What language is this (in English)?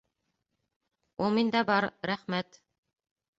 Bashkir